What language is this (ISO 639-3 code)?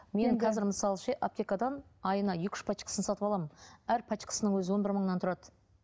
kaz